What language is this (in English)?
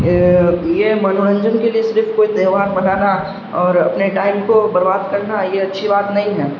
Urdu